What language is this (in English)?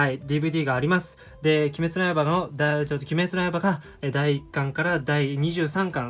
Japanese